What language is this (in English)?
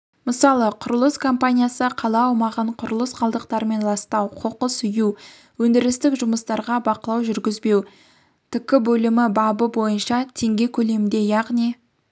Kazakh